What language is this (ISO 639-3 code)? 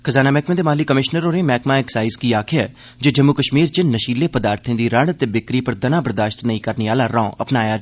doi